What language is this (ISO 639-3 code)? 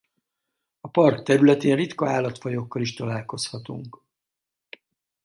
hun